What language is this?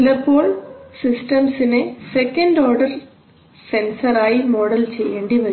Malayalam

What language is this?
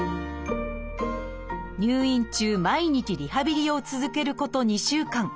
Japanese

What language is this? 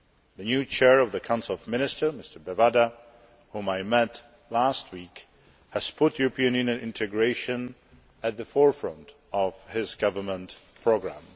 English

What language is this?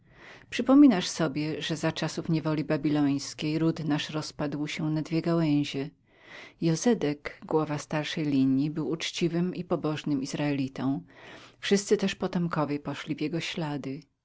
Polish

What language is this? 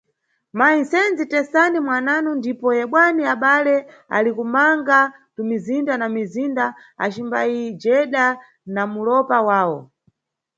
Nyungwe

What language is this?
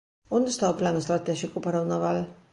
Galician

